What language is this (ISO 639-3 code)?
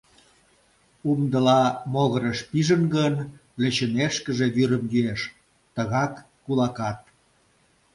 chm